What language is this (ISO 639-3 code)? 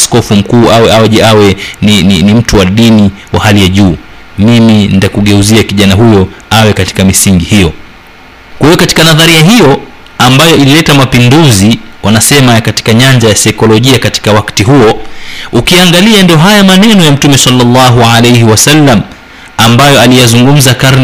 swa